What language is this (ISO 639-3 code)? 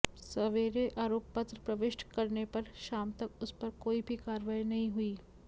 hin